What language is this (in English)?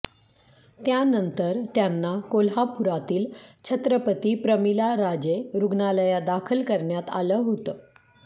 Marathi